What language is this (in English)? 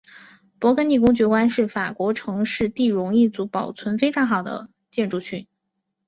Chinese